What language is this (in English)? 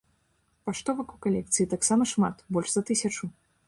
Belarusian